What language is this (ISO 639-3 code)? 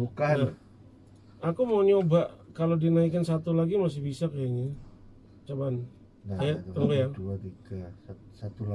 ind